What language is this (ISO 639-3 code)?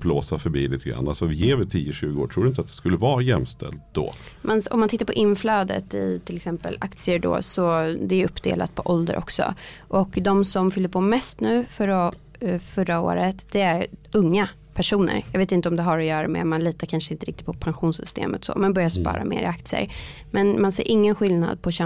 swe